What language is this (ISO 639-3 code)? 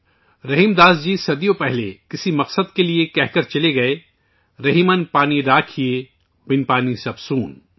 urd